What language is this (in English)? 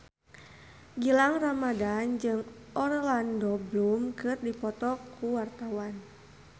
Sundanese